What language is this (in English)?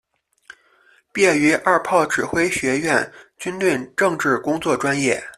Chinese